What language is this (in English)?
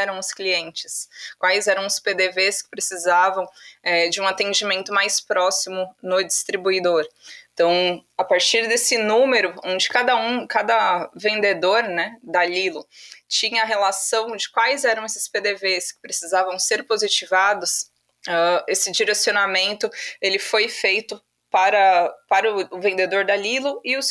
Portuguese